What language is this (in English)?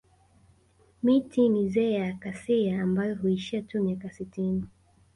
Swahili